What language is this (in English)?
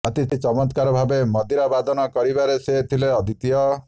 Odia